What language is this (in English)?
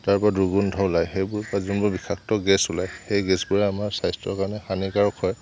Assamese